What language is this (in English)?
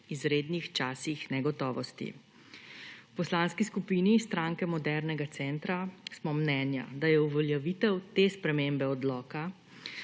Slovenian